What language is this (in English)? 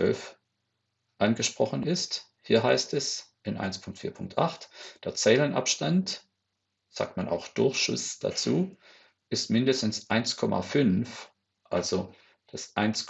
German